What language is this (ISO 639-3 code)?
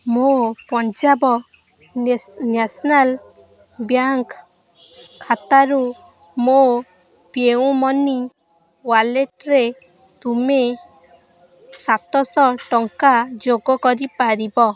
ori